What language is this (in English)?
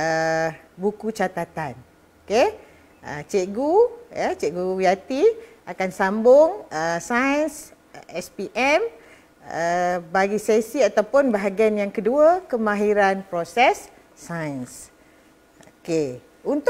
Malay